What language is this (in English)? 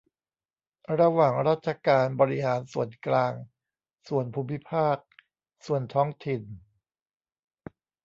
Thai